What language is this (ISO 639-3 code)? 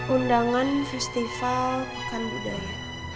ind